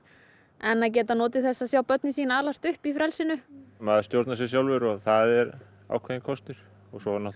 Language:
Icelandic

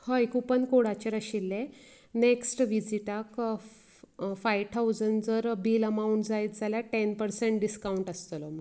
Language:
Konkani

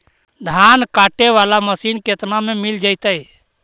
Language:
Magahi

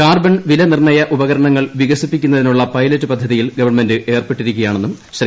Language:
Malayalam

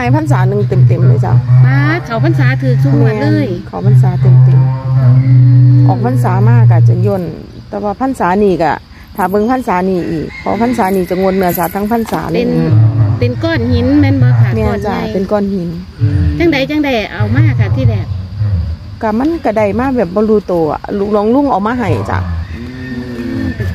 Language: Thai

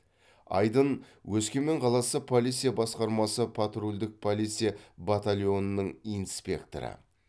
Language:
Kazakh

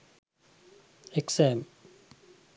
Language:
Sinhala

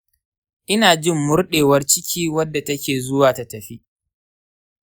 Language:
Hausa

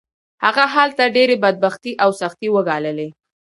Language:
Pashto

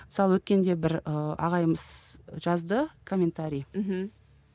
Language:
Kazakh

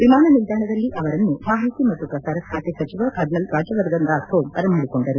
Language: Kannada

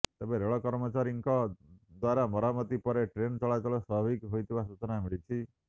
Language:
Odia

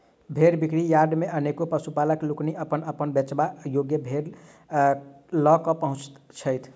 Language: Maithili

